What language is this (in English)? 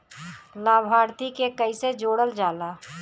Bhojpuri